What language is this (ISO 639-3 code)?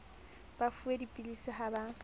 sot